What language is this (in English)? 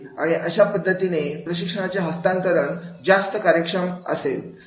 Marathi